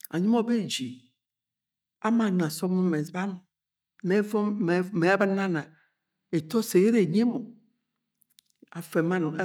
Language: Agwagwune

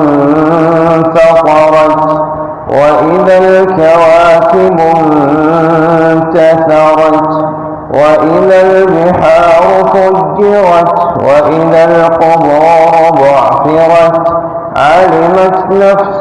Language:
Arabic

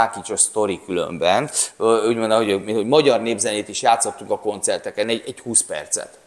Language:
Hungarian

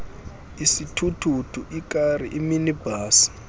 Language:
Xhosa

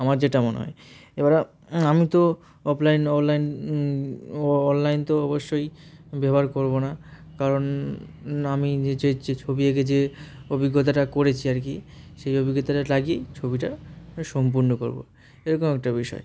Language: Bangla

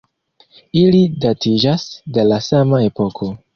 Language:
Esperanto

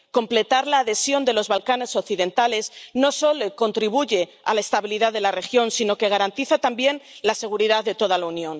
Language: Spanish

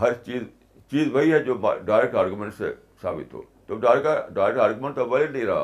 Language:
Urdu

